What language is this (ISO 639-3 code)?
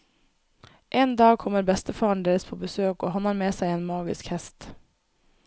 nor